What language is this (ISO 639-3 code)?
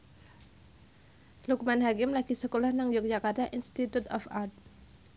jav